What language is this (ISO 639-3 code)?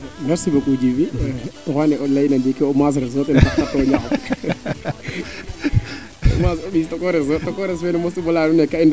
srr